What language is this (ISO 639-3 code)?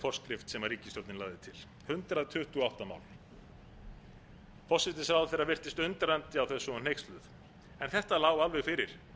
isl